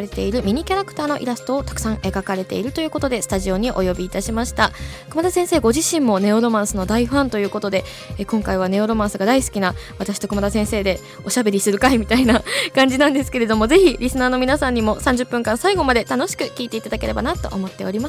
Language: Japanese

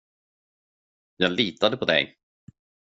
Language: Swedish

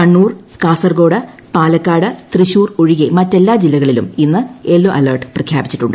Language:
Malayalam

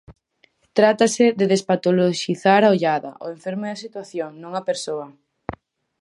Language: Galician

